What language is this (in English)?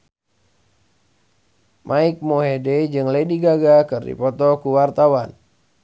Sundanese